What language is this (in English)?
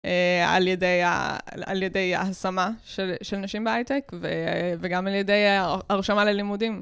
Hebrew